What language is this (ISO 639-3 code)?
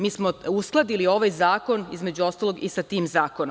srp